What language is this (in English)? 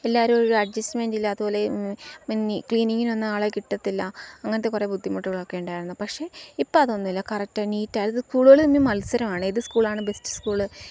Malayalam